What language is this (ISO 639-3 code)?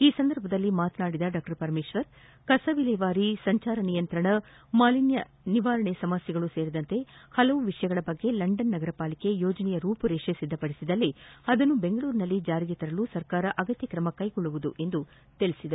kan